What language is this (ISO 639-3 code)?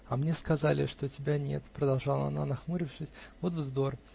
rus